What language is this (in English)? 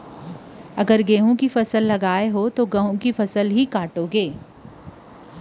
Chhattisgarhi